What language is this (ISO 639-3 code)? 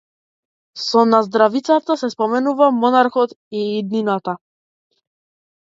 mkd